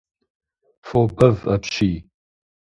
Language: Kabardian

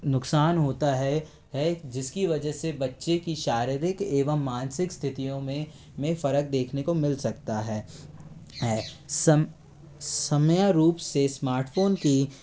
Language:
Hindi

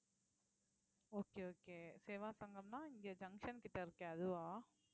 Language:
Tamil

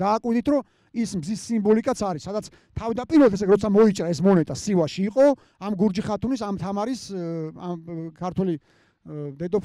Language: Romanian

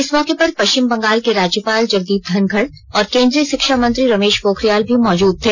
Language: Hindi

